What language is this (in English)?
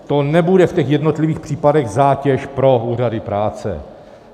Czech